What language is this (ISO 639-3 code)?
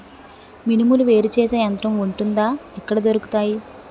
tel